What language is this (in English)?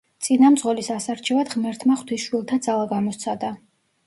Georgian